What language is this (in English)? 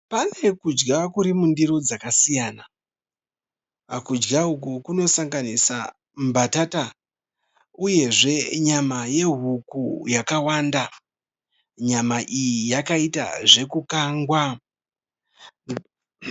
Shona